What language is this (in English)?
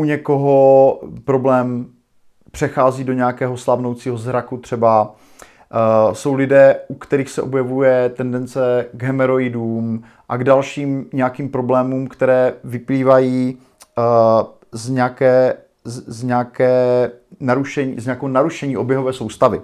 Czech